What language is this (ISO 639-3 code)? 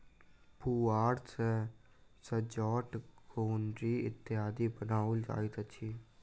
mai